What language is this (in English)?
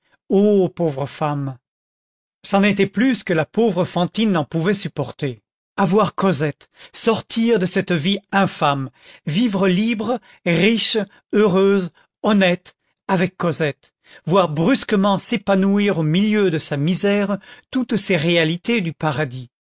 French